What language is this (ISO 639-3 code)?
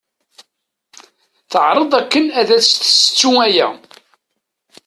kab